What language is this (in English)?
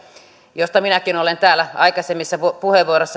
Finnish